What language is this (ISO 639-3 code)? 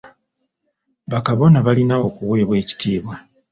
lug